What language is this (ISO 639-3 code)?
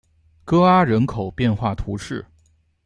zho